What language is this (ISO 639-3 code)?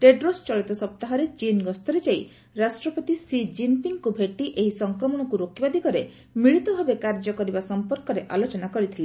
ori